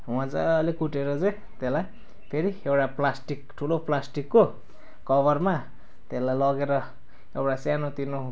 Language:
Nepali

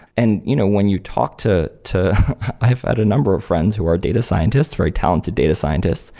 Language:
English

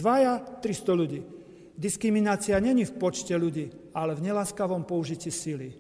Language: Slovak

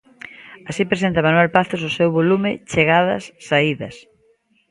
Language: Galician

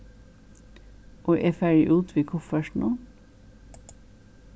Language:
Faroese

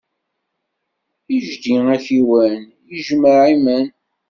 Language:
Kabyle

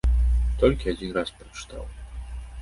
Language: Belarusian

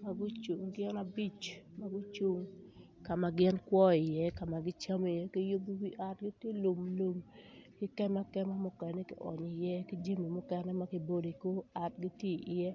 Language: Acoli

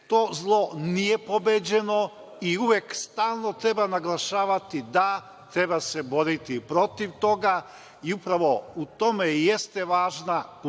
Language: Serbian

